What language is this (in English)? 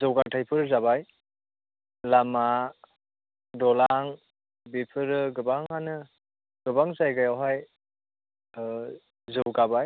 Bodo